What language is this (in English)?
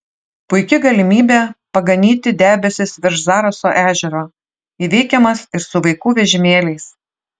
Lithuanian